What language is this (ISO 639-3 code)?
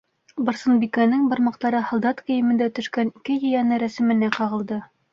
bak